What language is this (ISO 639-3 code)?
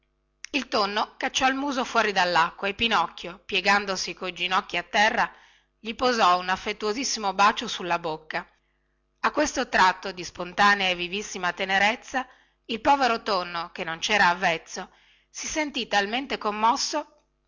ita